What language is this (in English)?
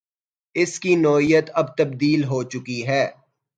Urdu